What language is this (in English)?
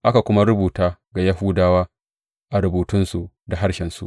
Hausa